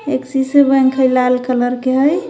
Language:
Magahi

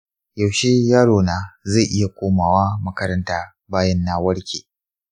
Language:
Hausa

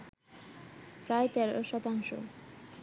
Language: Bangla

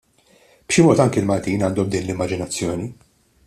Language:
Maltese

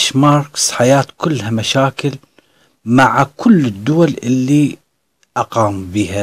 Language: Arabic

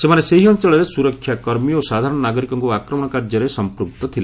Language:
Odia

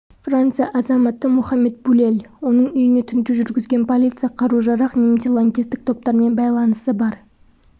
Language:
Kazakh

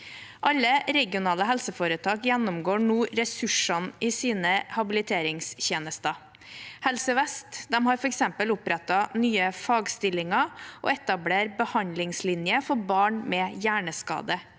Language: Norwegian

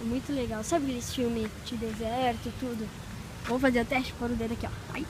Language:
Portuguese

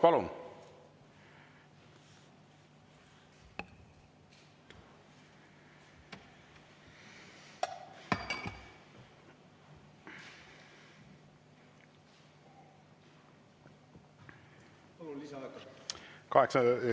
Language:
Estonian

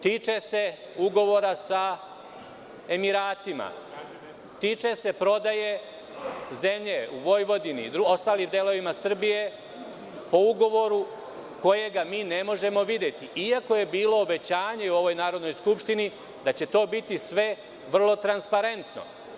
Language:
Serbian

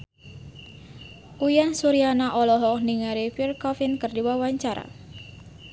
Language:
Sundanese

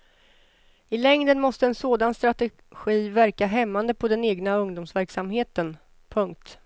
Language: Swedish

